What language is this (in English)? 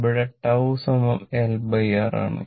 Malayalam